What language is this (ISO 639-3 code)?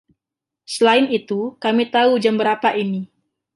ind